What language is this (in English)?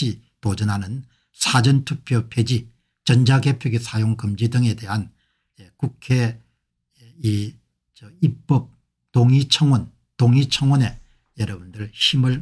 Korean